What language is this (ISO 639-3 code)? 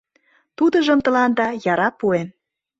chm